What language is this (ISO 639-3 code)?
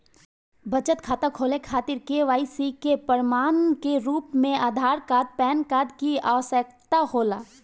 bho